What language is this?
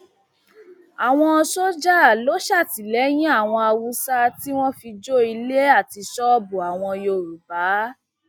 Yoruba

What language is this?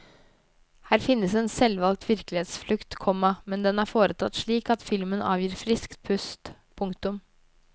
Norwegian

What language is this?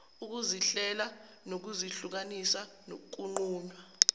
Zulu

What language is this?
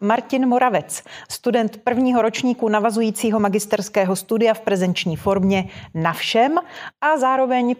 Czech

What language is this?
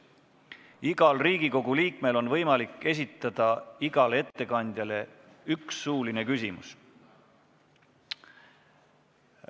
Estonian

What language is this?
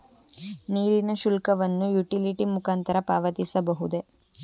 Kannada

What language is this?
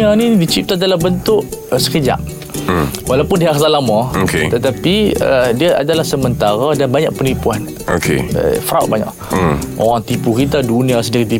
Malay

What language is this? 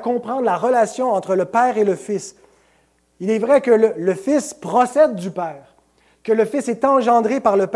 French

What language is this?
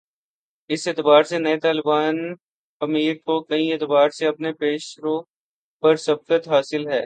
Urdu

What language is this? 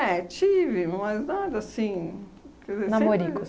Portuguese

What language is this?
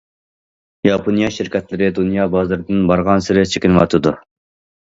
Uyghur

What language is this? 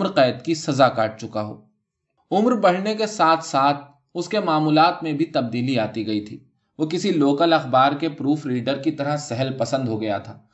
Urdu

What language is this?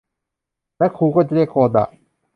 Thai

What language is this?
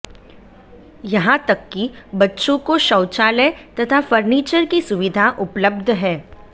Hindi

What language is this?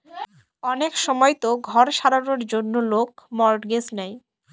Bangla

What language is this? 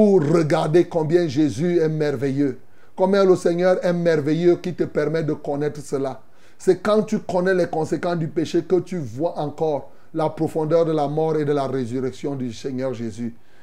French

